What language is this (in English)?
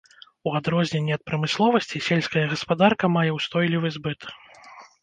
Belarusian